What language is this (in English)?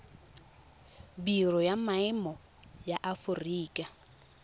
Tswana